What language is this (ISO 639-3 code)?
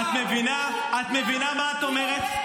heb